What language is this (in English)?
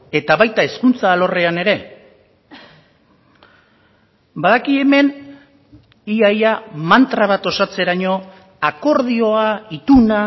Basque